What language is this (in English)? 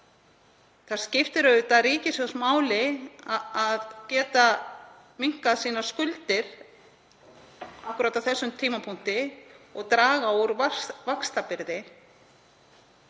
Icelandic